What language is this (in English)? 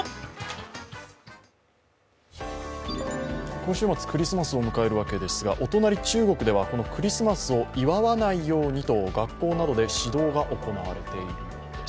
Japanese